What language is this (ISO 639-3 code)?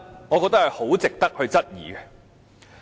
yue